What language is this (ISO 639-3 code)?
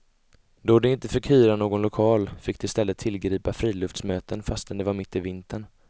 swe